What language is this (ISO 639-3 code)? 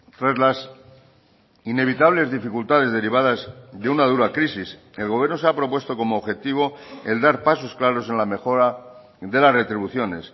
spa